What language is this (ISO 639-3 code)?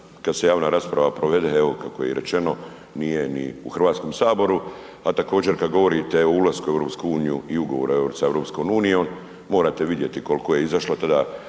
hrv